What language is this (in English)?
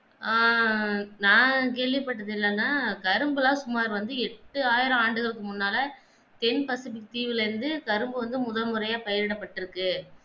Tamil